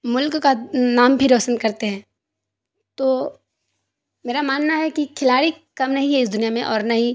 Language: Urdu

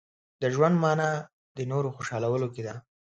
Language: Pashto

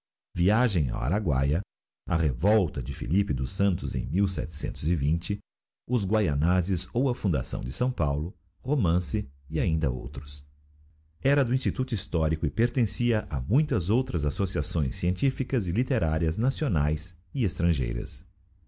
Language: Portuguese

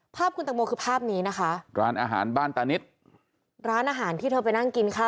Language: Thai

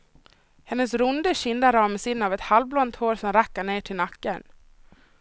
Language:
Swedish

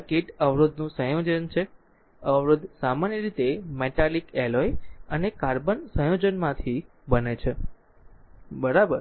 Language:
Gujarati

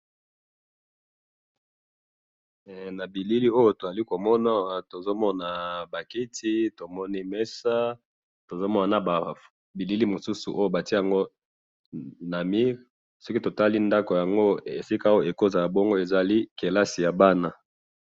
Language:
Lingala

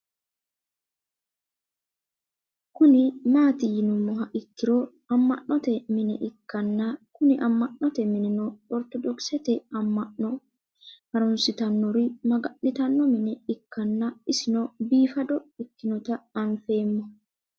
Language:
Sidamo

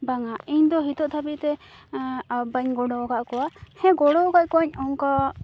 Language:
Santali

